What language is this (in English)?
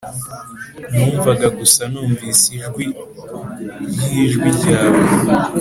Kinyarwanda